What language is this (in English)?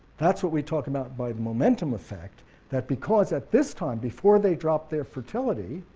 English